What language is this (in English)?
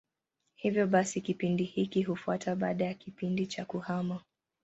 Swahili